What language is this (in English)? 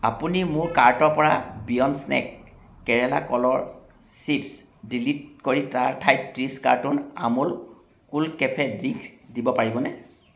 Assamese